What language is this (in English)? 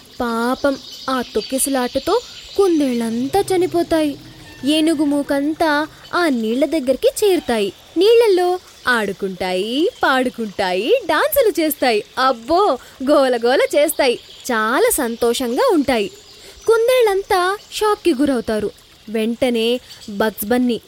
Telugu